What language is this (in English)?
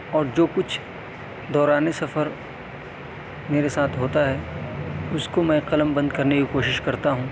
Urdu